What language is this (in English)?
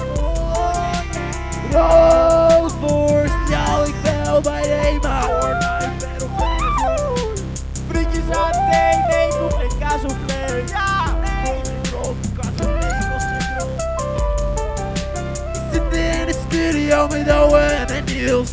Dutch